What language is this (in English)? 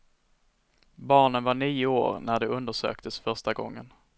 Swedish